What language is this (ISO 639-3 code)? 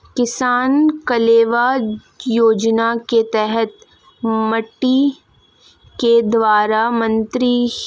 hin